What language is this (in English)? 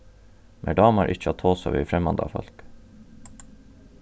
Faroese